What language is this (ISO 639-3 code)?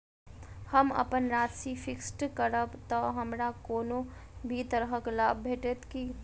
mai